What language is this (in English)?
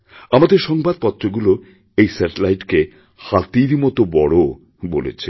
Bangla